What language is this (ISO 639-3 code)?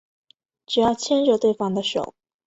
zho